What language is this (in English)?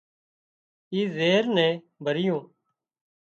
Wadiyara Koli